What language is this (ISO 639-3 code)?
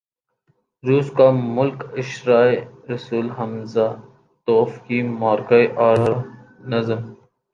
urd